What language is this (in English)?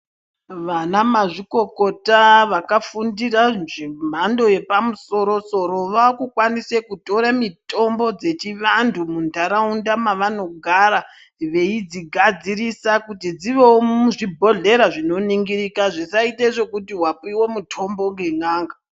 Ndau